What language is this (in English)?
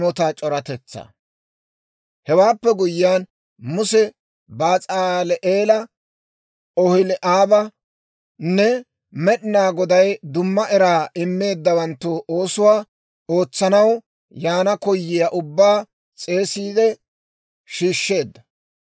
Dawro